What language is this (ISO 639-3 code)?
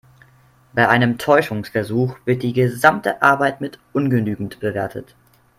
deu